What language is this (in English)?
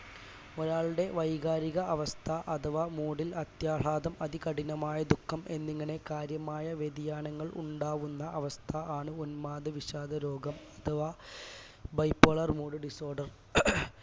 Malayalam